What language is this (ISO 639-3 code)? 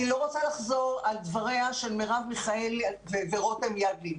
heb